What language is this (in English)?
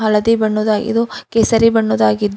Kannada